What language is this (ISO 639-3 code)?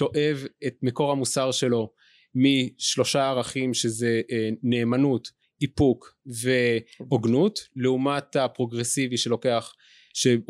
heb